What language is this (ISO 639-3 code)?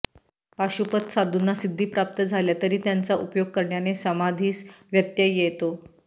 mar